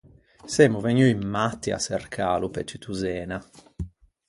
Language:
Ligurian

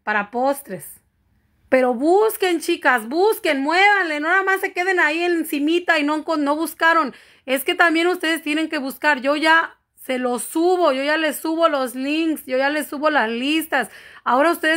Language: Spanish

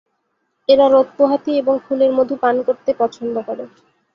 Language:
Bangla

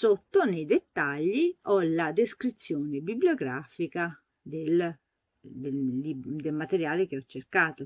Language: Italian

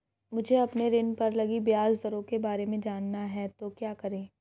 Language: Hindi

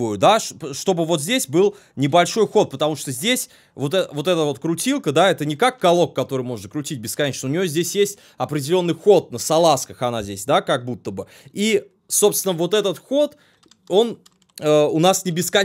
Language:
Russian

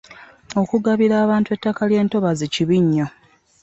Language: Ganda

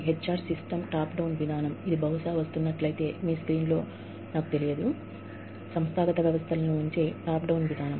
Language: Telugu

